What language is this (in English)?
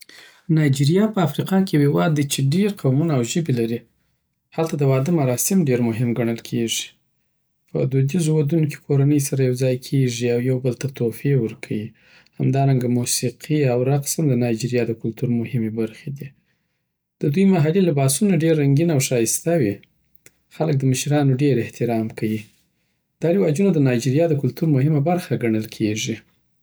Southern Pashto